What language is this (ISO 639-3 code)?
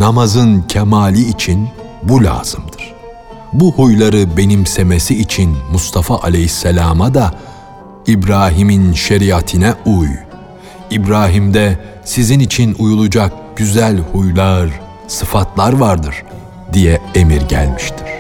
tur